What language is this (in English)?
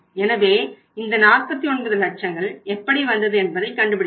Tamil